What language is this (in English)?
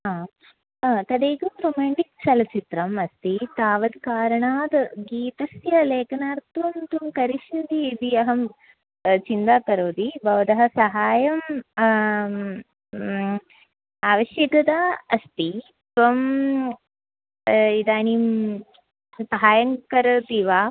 Sanskrit